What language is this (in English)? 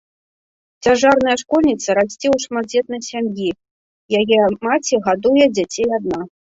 Belarusian